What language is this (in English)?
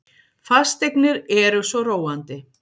Icelandic